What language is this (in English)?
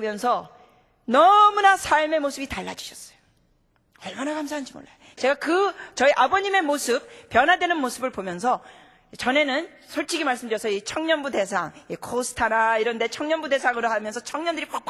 Korean